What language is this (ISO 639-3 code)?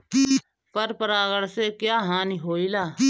bho